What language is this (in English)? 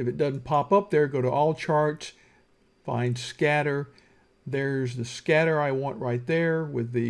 English